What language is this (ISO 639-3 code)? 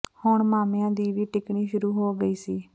pan